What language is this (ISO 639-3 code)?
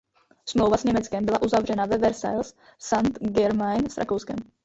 ces